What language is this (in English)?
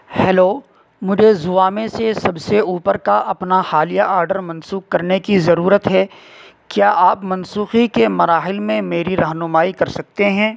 Urdu